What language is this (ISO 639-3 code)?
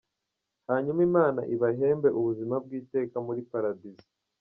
kin